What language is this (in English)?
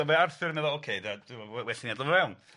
Welsh